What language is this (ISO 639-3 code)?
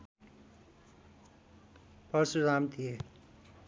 nep